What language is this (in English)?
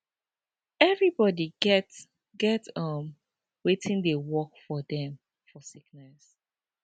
Nigerian Pidgin